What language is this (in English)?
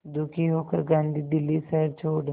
Hindi